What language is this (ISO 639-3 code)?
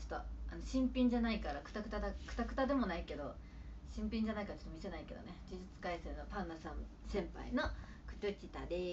jpn